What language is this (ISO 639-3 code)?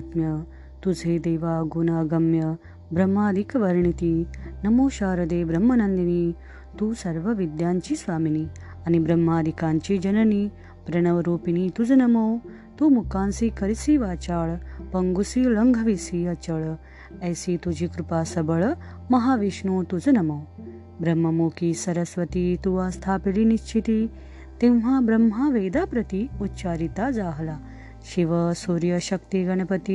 mar